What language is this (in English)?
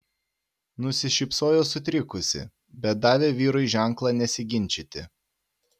Lithuanian